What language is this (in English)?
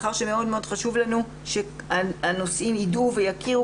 Hebrew